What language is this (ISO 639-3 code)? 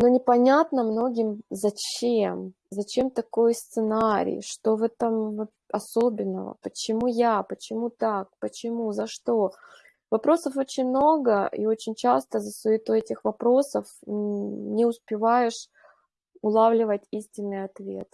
rus